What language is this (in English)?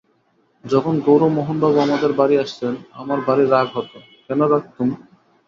Bangla